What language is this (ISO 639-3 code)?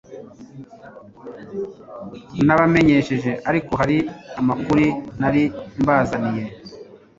kin